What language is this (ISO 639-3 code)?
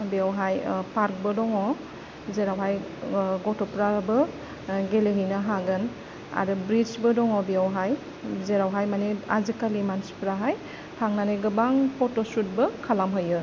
brx